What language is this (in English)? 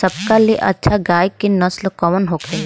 Bhojpuri